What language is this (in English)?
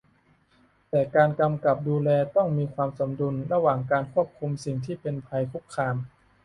Thai